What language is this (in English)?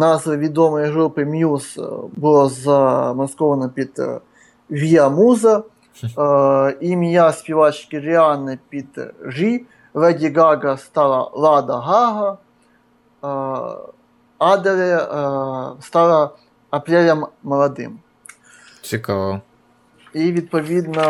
Ukrainian